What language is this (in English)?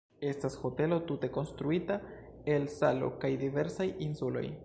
Esperanto